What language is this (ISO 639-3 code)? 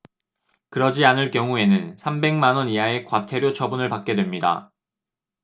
kor